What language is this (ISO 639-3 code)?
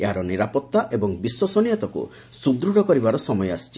ori